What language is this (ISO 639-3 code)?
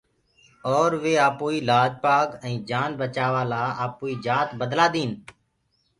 ggg